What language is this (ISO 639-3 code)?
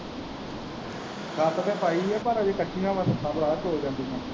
pan